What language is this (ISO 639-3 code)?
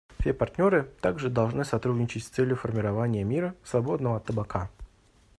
rus